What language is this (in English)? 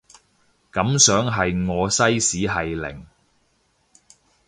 Cantonese